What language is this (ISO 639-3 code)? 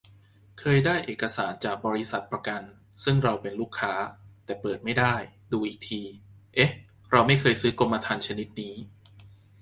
tha